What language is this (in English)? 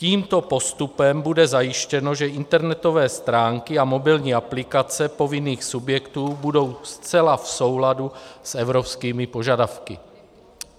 Czech